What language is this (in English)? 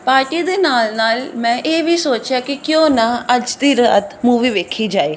Punjabi